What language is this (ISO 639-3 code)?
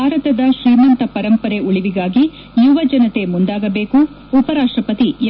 kan